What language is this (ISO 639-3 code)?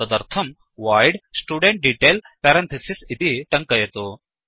san